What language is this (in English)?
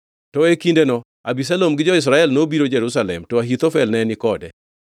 Luo (Kenya and Tanzania)